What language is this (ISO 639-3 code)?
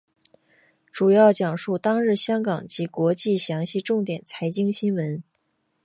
zho